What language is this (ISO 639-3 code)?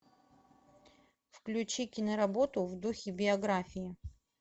rus